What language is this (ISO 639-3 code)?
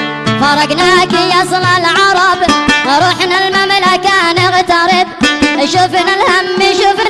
ara